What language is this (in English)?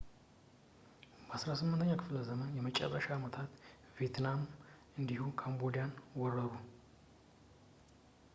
Amharic